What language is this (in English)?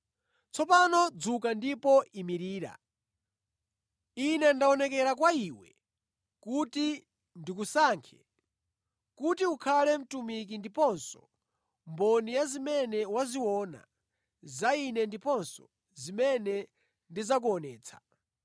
Nyanja